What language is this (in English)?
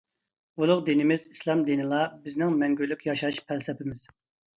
Uyghur